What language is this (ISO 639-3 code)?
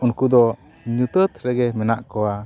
sat